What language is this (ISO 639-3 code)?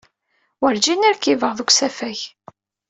kab